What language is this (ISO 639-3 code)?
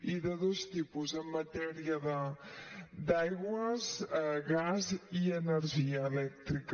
cat